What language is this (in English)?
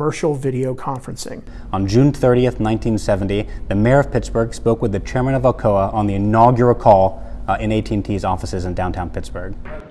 English